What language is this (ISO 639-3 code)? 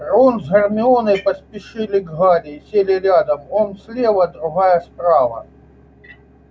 rus